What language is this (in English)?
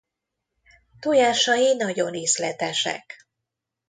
Hungarian